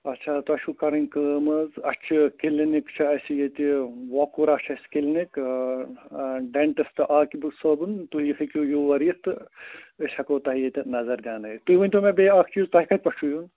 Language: Kashmiri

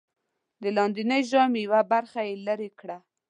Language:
Pashto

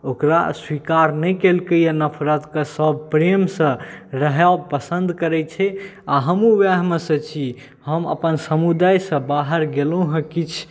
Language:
Maithili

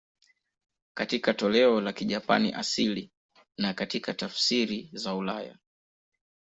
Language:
Swahili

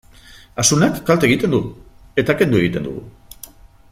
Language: Basque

